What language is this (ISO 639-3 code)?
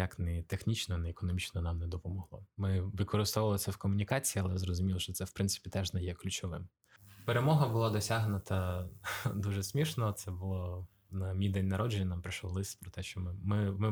ukr